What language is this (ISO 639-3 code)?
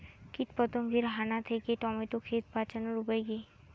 ben